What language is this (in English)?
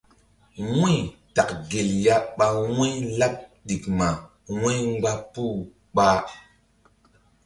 Mbum